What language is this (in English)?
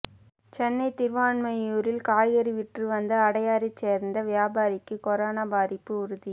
Tamil